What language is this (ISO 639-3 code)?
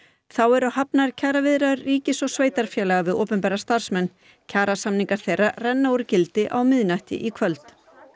isl